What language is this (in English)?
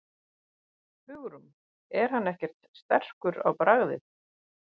Icelandic